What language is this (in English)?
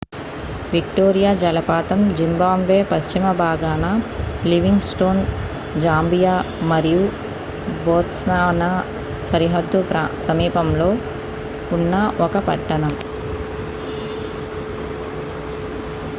Telugu